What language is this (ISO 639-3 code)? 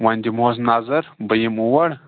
kas